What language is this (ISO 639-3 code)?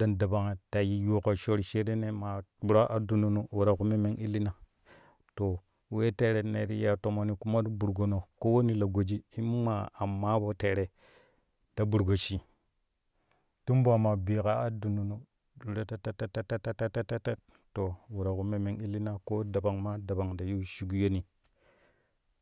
kuh